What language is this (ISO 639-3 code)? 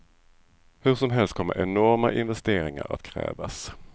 swe